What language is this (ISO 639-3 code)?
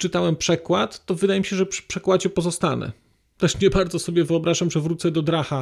pol